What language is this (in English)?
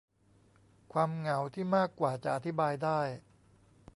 Thai